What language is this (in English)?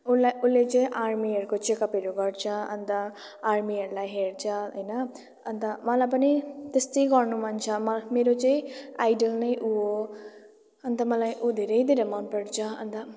Nepali